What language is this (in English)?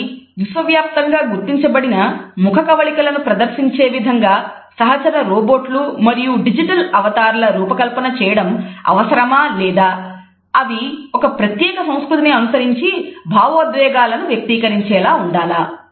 Telugu